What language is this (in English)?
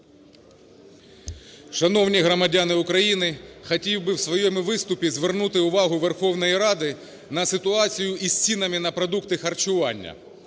Ukrainian